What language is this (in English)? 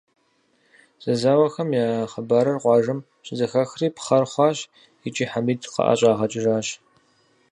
Kabardian